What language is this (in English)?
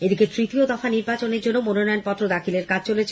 Bangla